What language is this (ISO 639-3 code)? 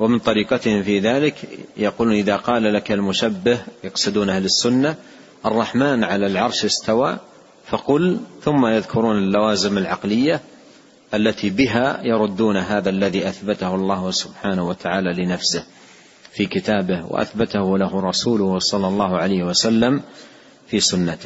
ara